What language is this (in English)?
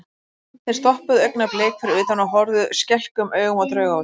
Icelandic